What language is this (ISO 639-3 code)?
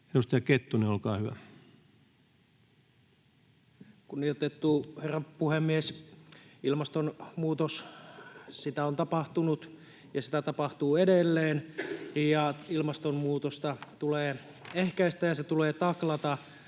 fin